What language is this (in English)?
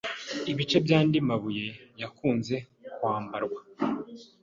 Kinyarwanda